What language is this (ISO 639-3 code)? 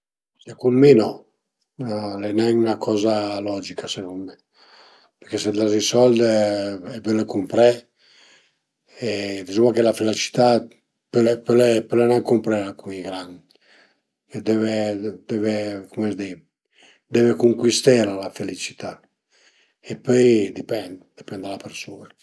pms